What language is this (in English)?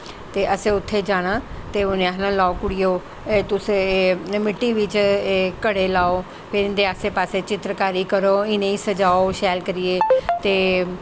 Dogri